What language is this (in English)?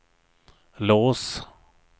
Swedish